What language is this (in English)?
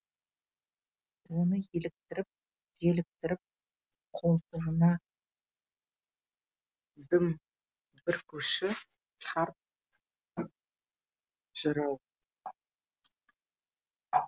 Kazakh